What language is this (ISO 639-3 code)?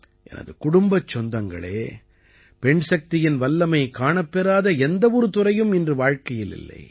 tam